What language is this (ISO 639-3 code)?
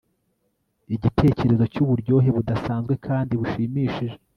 kin